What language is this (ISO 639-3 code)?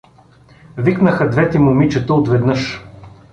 bul